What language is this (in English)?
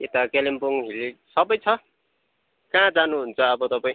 Nepali